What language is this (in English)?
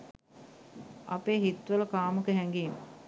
Sinhala